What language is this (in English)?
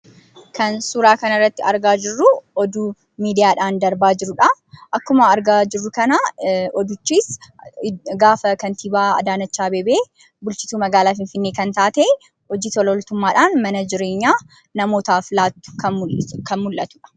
Oromo